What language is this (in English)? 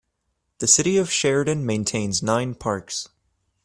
English